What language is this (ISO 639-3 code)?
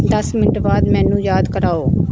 pan